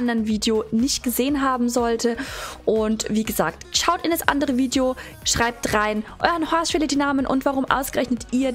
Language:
German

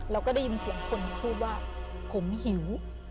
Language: Thai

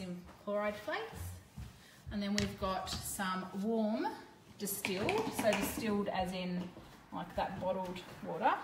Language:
English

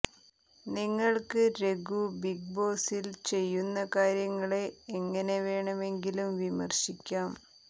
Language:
Malayalam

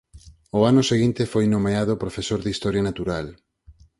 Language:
Galician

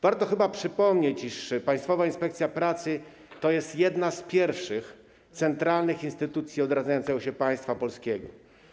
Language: Polish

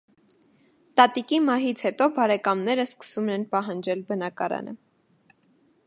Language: Armenian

